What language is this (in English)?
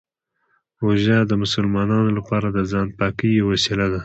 Pashto